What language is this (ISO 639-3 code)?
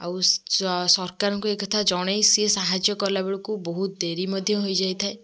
ori